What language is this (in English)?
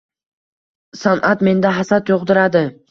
Uzbek